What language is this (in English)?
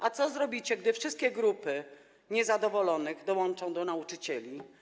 Polish